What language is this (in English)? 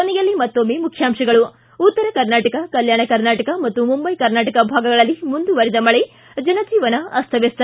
Kannada